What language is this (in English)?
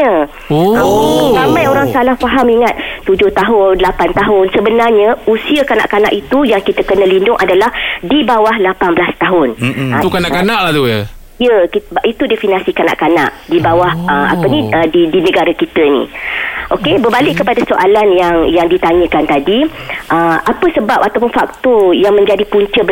Malay